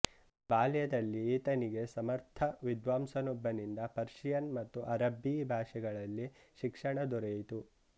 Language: Kannada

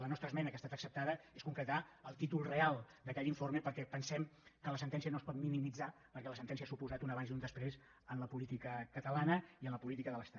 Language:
Catalan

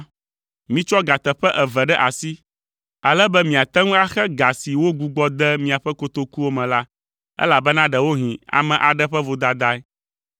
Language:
Ewe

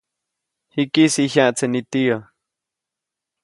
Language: Copainalá Zoque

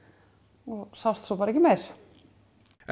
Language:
Icelandic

